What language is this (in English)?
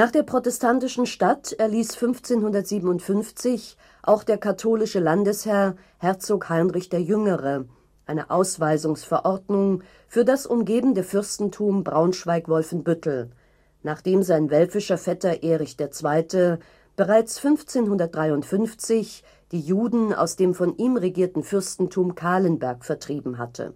German